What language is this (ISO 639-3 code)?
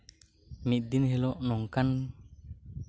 sat